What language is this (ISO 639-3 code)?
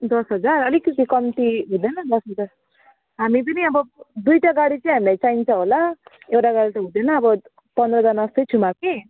nep